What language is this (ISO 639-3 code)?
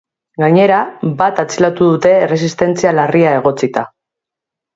eus